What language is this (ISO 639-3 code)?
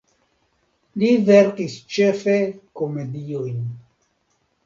epo